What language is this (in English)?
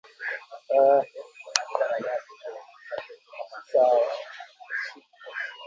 Swahili